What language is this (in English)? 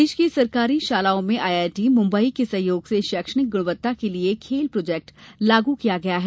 Hindi